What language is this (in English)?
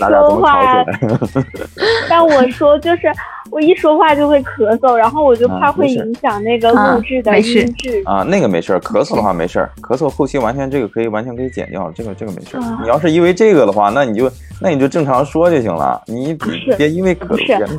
Chinese